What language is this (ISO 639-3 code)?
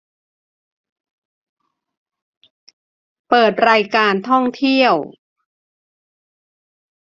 tha